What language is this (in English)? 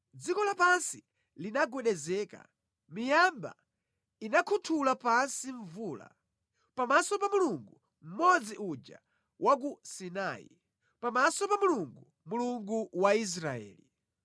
Nyanja